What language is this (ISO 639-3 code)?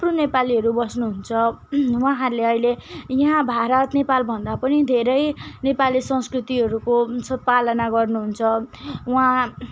nep